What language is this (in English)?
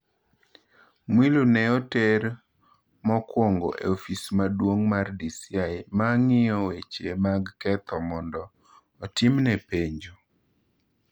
Luo (Kenya and Tanzania)